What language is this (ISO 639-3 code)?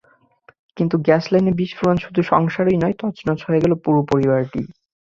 ben